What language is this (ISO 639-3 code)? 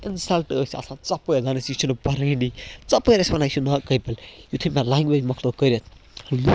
kas